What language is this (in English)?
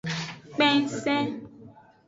Aja (Benin)